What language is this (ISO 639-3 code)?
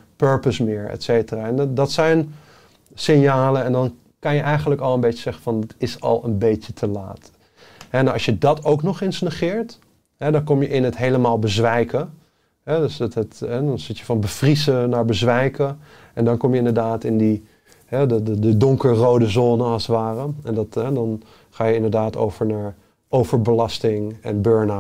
nld